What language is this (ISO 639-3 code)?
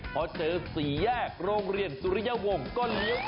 tha